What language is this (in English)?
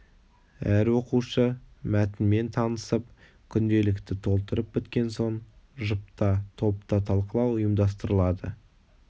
Kazakh